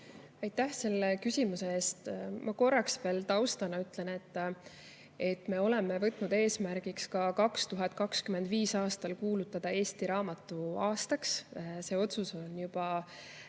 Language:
Estonian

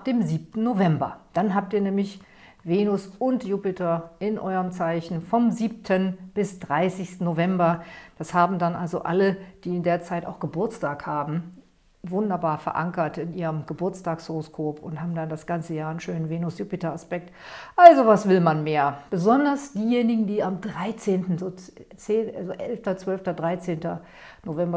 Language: German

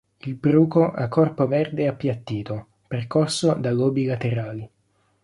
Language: Italian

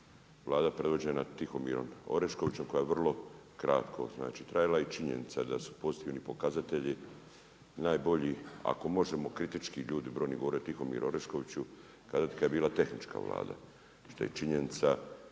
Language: Croatian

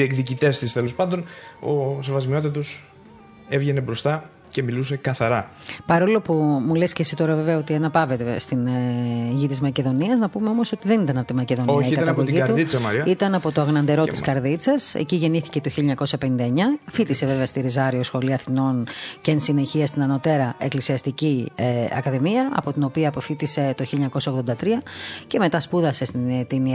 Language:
Greek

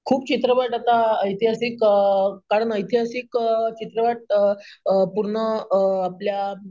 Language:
Marathi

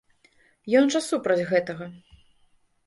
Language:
Belarusian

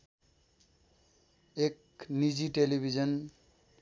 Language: Nepali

